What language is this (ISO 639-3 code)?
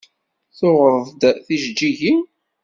kab